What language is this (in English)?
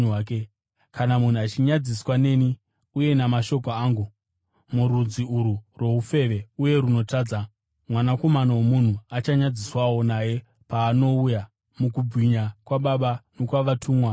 Shona